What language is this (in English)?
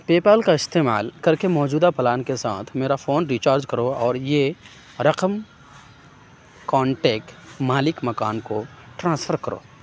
Urdu